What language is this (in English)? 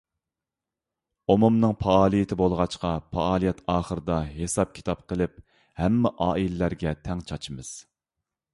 Uyghur